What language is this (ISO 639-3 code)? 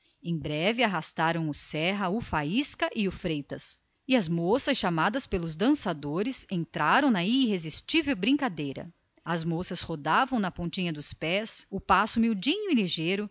por